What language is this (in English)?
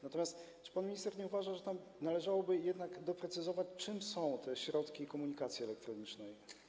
Polish